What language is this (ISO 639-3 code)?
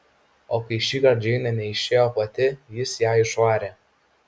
lit